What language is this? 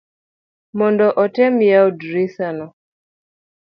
Luo (Kenya and Tanzania)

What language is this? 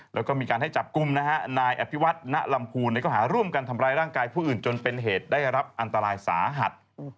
Thai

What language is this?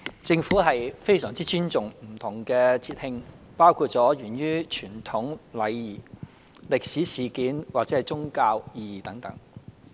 Cantonese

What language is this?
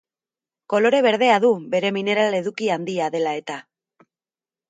Basque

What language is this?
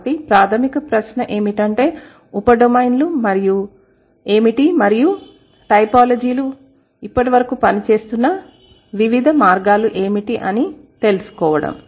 Telugu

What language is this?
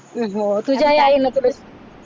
Marathi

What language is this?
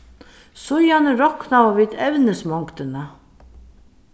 Faroese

